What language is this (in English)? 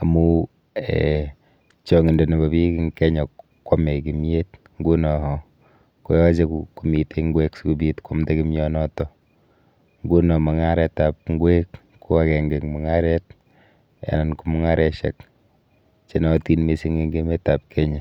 Kalenjin